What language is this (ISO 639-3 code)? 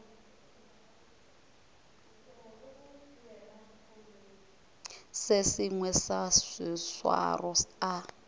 nso